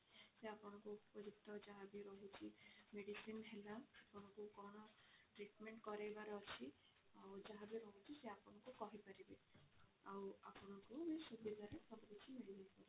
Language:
Odia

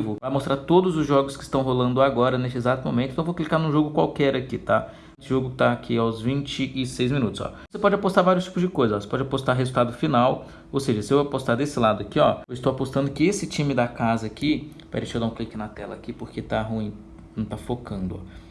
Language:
Portuguese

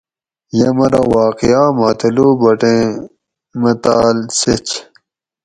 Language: Gawri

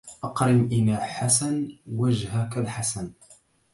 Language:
Arabic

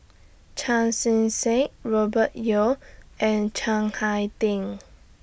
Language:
English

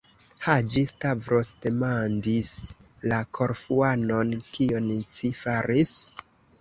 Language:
Esperanto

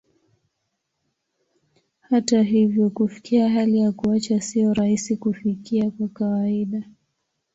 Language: Swahili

